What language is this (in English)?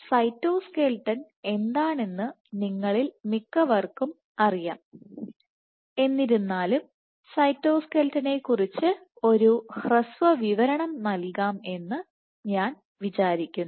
Malayalam